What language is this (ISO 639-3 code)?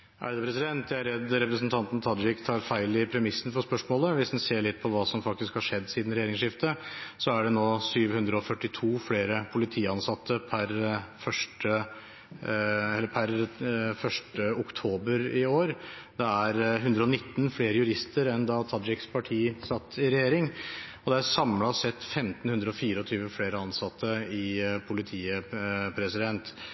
nob